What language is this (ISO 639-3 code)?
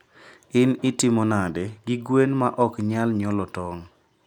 luo